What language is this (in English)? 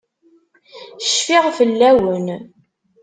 Kabyle